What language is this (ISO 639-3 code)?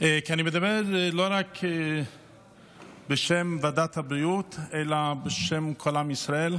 heb